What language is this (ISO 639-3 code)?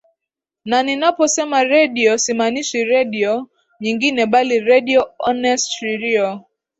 swa